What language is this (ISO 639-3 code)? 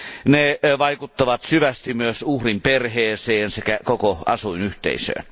fin